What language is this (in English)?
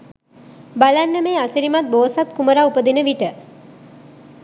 Sinhala